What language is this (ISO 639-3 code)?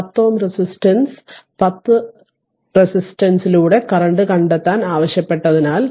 mal